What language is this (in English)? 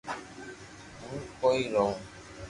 Loarki